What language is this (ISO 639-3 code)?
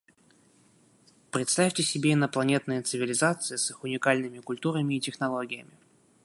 rus